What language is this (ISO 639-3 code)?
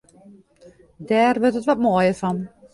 fry